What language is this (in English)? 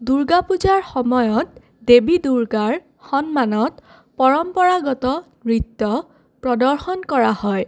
Assamese